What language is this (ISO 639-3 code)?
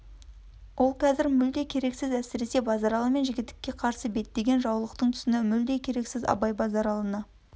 kaz